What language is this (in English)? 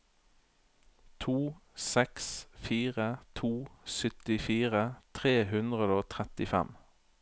Norwegian